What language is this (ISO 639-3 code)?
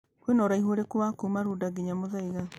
kik